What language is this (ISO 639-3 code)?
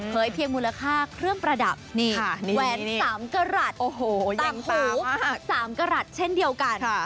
tha